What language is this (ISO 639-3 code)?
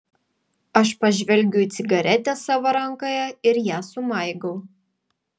lit